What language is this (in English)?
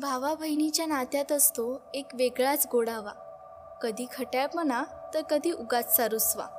Marathi